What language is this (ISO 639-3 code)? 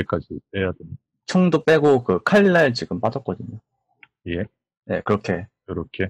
kor